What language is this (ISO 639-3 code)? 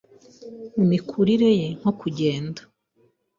kin